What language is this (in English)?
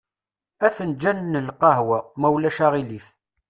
Kabyle